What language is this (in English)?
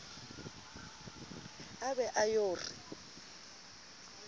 Southern Sotho